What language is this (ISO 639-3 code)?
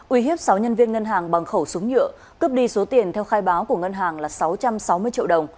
vie